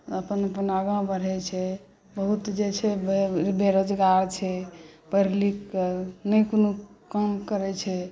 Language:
Maithili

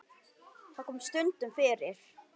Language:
Icelandic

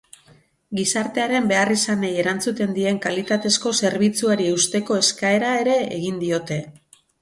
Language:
Basque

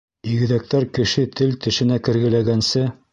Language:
Bashkir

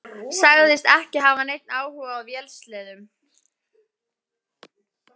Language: Icelandic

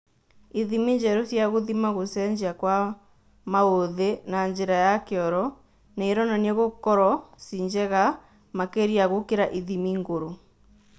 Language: Kikuyu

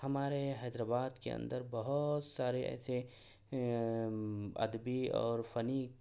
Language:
Urdu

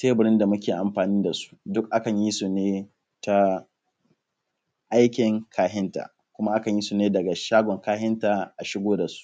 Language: Hausa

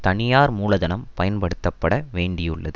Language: Tamil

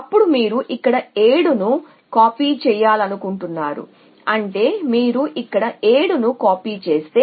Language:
Telugu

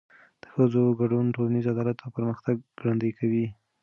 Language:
Pashto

